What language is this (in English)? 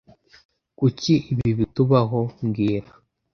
Kinyarwanda